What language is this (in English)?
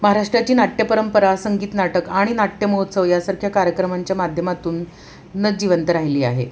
Marathi